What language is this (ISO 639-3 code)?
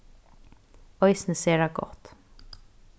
fao